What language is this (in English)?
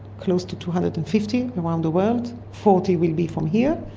English